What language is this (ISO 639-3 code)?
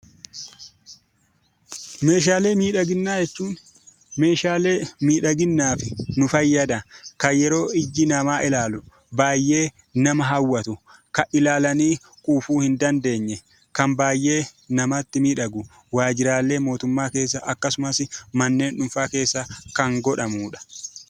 orm